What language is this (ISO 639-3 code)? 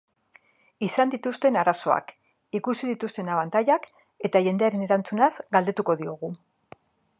eus